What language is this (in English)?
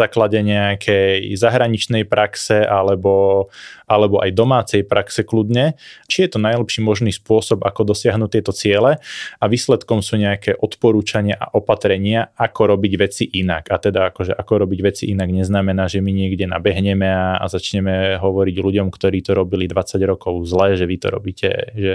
Slovak